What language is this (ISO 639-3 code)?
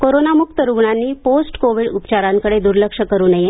mar